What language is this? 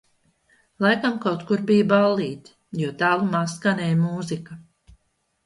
Latvian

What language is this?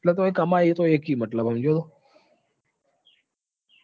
Gujarati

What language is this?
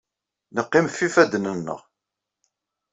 Kabyle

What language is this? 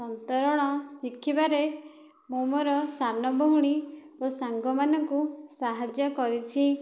Odia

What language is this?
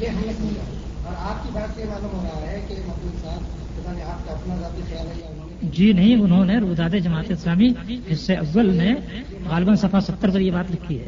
Urdu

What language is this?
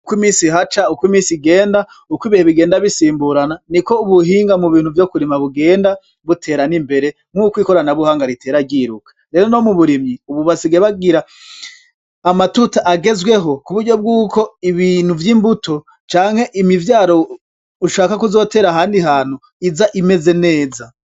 Rundi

